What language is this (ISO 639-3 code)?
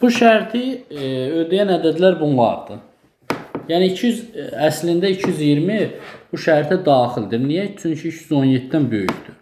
tur